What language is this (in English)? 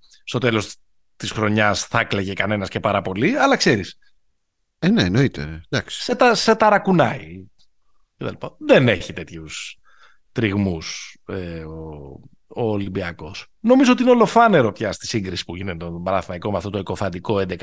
Greek